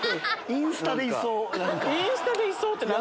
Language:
Japanese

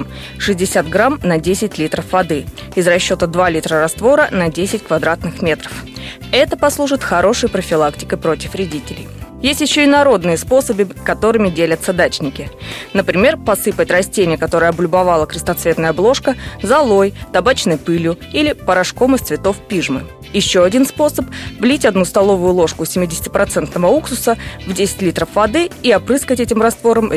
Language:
Russian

